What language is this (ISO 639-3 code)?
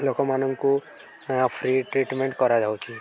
ori